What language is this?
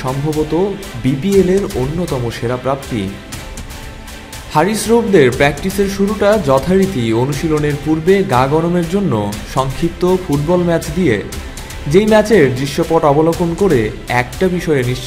English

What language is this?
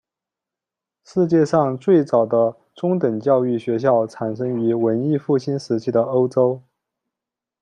Chinese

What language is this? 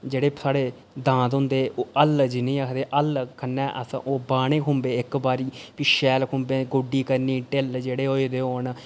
Dogri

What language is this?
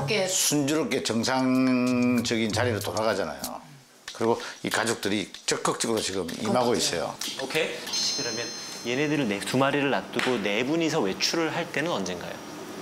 Korean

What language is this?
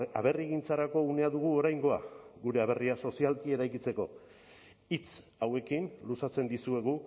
Basque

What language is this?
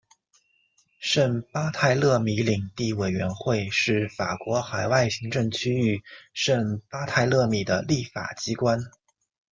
Chinese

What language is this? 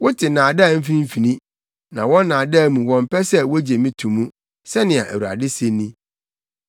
Akan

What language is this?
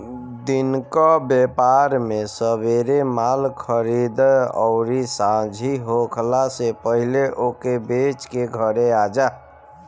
Bhojpuri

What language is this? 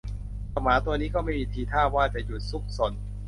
Thai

